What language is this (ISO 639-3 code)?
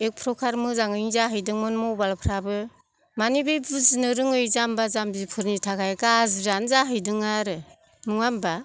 brx